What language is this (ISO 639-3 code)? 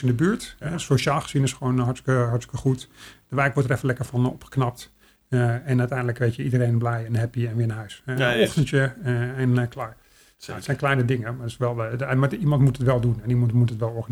nld